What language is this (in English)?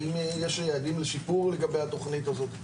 Hebrew